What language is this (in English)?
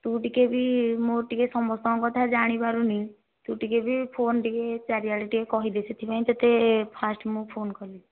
Odia